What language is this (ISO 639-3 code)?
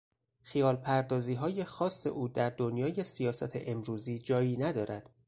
fas